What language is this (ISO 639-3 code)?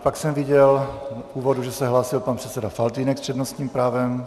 ces